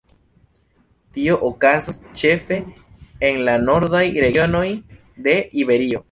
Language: Esperanto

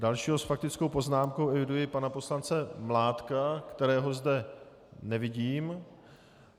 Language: Czech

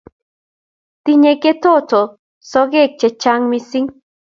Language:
Kalenjin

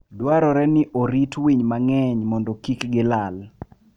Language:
Luo (Kenya and Tanzania)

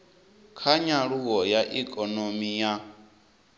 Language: Venda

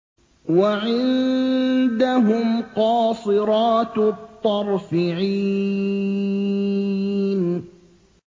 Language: Arabic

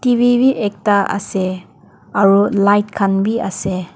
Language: Naga Pidgin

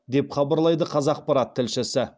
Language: Kazakh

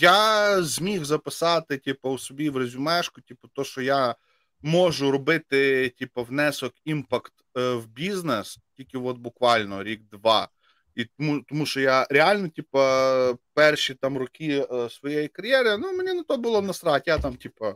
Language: Ukrainian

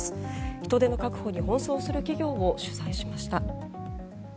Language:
Japanese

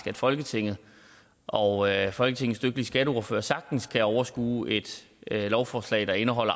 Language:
Danish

